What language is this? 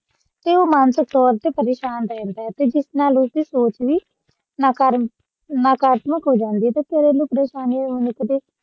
Punjabi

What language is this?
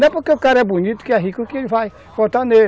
Portuguese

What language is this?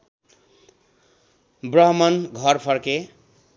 Nepali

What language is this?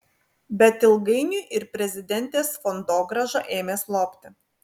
Lithuanian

